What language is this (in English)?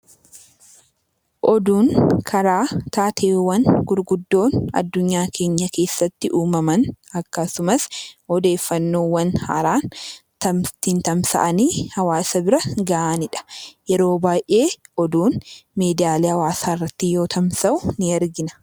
Oromo